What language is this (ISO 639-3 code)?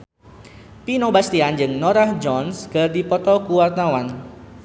sun